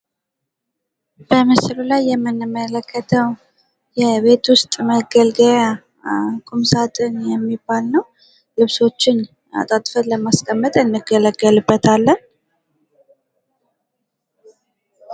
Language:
Amharic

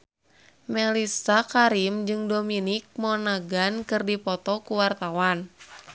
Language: Sundanese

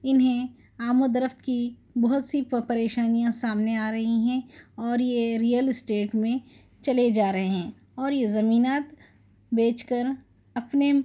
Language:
Urdu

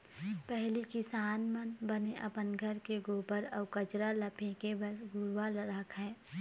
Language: Chhattisgarhi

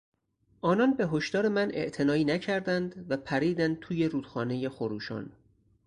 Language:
Persian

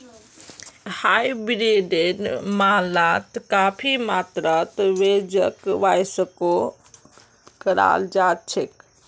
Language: Magahi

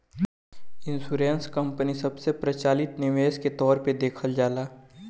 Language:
Bhojpuri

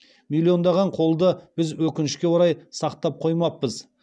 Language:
Kazakh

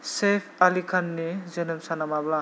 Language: Bodo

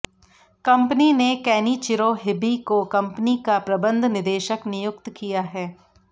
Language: Hindi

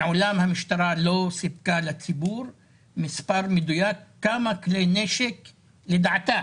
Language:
Hebrew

